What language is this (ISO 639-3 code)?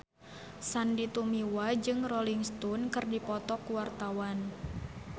sun